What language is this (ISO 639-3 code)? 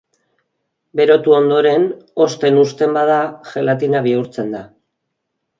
eus